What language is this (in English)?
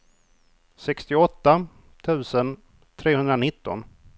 Swedish